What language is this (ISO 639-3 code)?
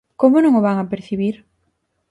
glg